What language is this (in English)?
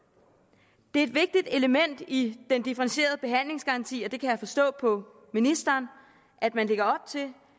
Danish